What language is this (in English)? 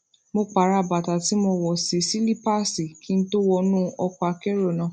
Yoruba